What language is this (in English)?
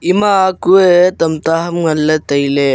Wancho Naga